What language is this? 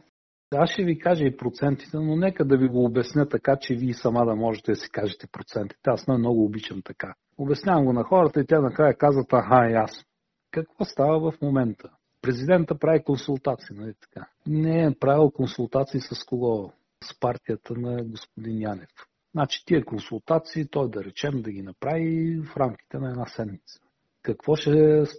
Bulgarian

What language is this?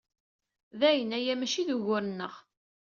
Kabyle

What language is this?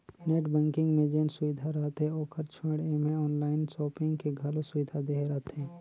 Chhattisgarhi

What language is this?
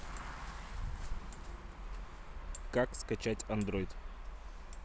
Russian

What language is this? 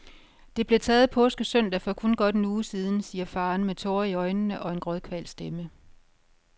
Danish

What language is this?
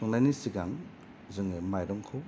Bodo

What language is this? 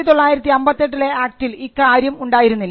Malayalam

